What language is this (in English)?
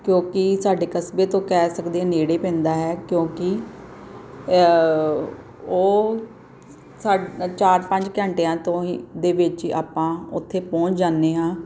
Punjabi